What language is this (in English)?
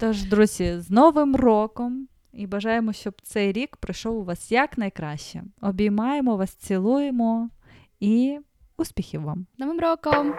Ukrainian